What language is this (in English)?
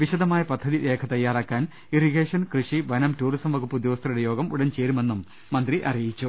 Malayalam